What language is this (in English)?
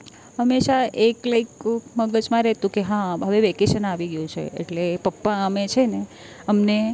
Gujarati